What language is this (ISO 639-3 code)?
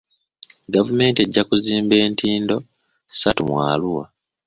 lug